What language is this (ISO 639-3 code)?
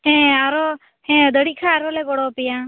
sat